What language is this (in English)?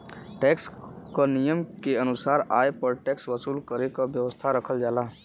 Bhojpuri